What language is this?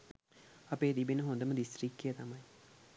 Sinhala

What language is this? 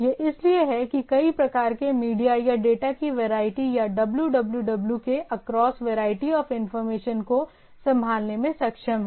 Hindi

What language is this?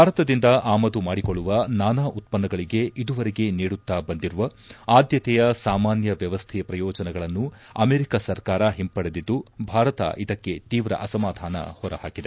Kannada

